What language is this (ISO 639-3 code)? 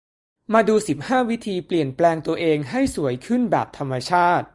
tha